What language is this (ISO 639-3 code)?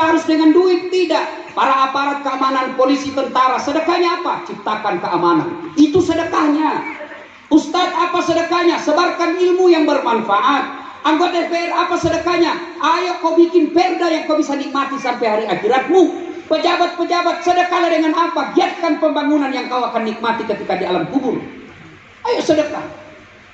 ind